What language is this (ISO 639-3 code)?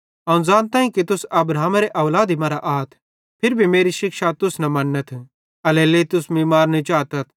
bhd